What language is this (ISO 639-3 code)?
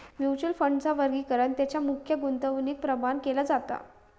mar